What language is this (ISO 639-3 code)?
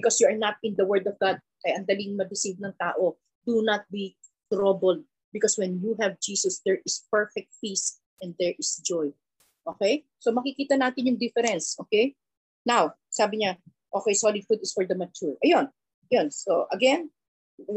fil